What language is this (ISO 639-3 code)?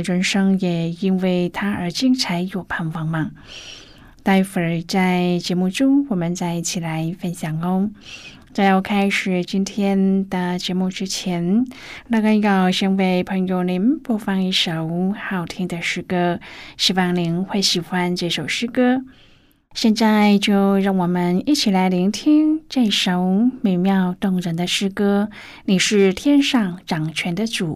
zho